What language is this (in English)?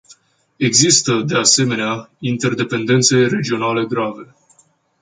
Romanian